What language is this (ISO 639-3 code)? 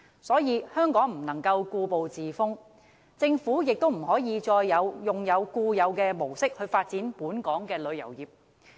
yue